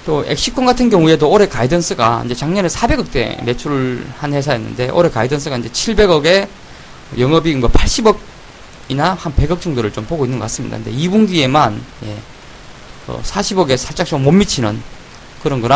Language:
Korean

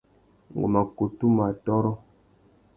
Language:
Tuki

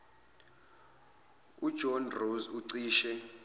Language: Zulu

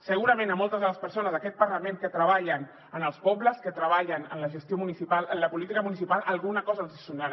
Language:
Catalan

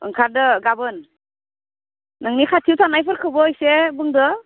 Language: Bodo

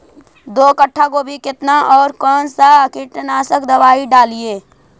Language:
Magahi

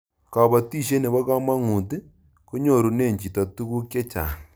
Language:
Kalenjin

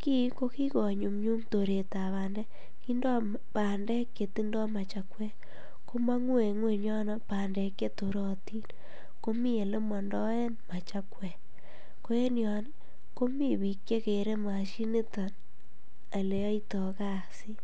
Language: Kalenjin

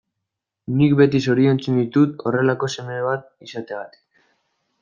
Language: Basque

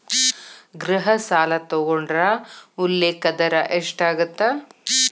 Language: Kannada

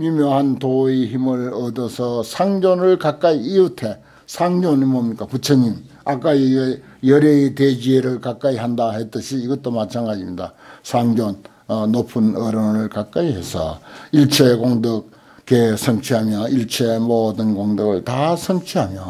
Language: Korean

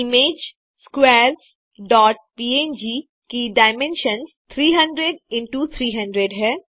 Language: Hindi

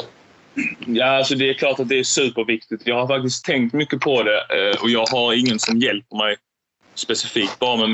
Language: Swedish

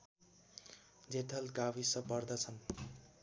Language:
Nepali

